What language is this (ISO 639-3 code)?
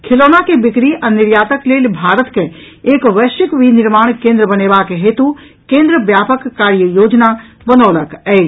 mai